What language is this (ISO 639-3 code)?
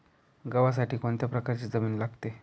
mar